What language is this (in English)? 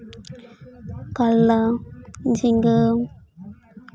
Santali